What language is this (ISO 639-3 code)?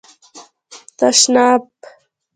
pus